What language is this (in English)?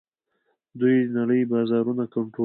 Pashto